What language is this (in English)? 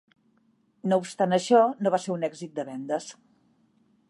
Catalan